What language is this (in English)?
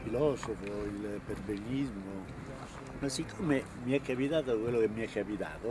Italian